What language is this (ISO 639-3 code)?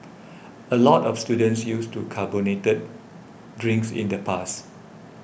eng